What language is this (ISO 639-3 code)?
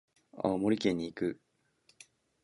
jpn